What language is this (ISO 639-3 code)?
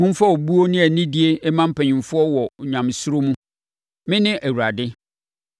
aka